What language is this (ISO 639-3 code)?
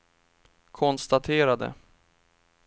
swe